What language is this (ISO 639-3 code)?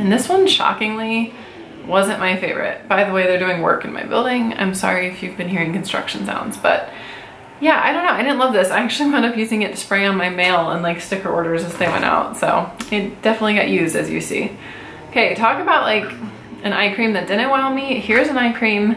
eng